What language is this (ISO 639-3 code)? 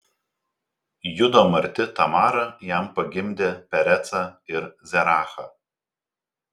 lit